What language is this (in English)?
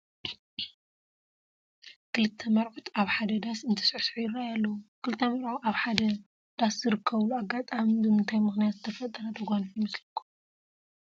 Tigrinya